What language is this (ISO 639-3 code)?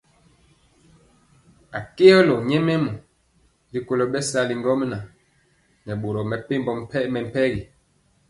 mcx